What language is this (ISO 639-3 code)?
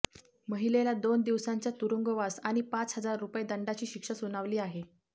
mar